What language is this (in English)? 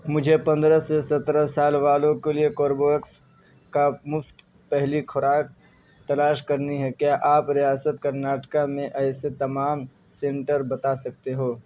Urdu